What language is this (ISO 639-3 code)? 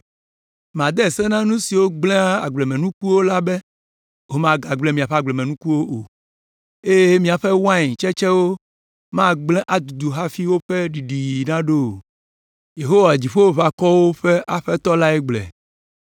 ewe